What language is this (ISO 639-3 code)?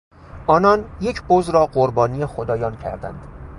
fas